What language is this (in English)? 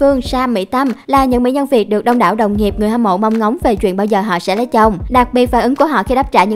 Vietnamese